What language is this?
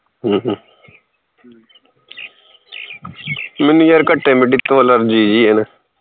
Punjabi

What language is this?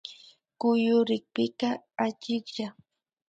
Imbabura Highland Quichua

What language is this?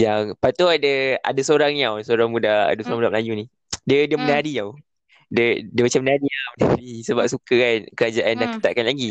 Malay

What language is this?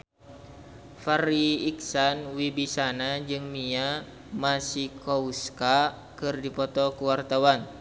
Sundanese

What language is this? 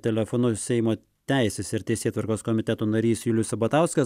Lithuanian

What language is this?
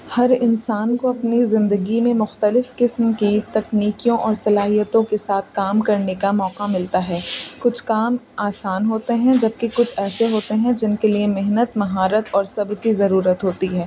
Urdu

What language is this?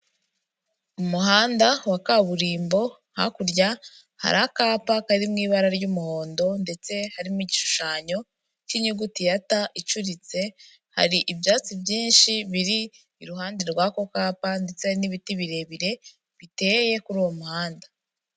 Kinyarwanda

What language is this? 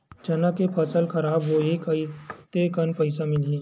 Chhattisgarhi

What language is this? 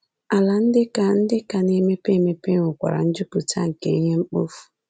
Igbo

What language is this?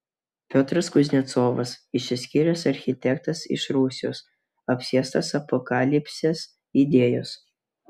Lithuanian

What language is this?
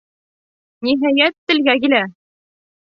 Bashkir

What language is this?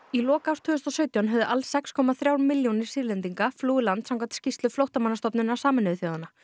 Icelandic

